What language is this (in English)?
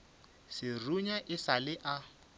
Northern Sotho